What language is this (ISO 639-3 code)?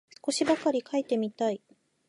jpn